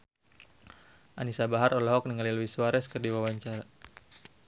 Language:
Sundanese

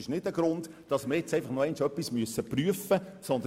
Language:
Swiss German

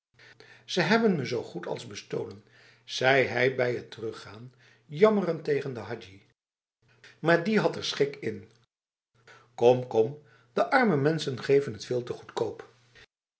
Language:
Dutch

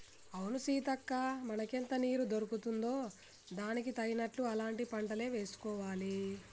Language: Telugu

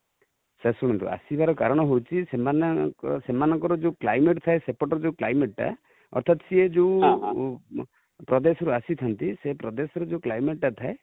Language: Odia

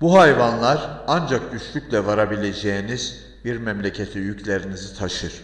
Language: Turkish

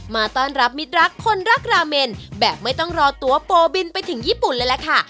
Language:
Thai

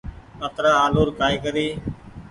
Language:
Goaria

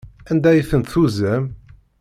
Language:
Kabyle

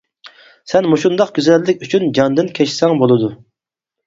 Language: Uyghur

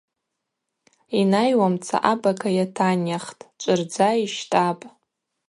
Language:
Abaza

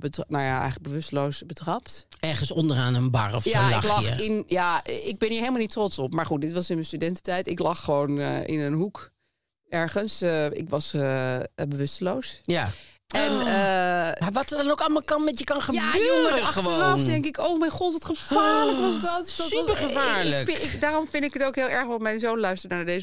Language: Dutch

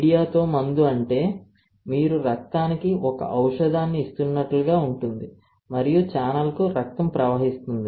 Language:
Telugu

